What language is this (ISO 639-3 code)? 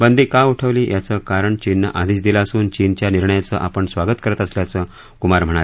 mar